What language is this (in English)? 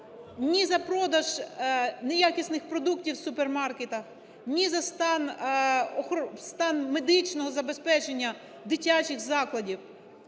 Ukrainian